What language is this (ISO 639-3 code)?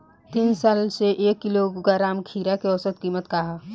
bho